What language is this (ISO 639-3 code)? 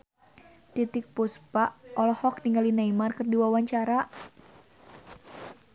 sun